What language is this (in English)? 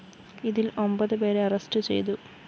Malayalam